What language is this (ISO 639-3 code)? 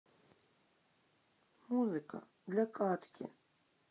rus